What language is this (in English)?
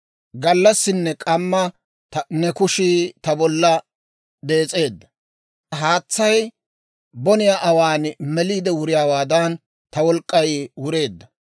Dawro